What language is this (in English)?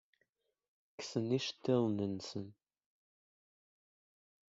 Kabyle